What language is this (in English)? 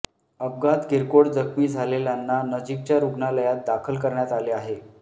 Marathi